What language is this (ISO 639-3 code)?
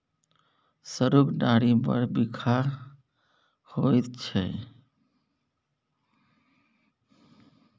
mai